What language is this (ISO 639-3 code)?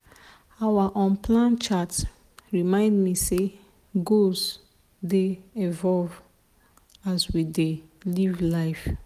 pcm